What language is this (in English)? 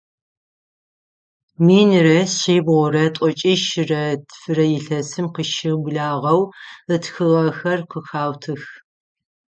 Adyghe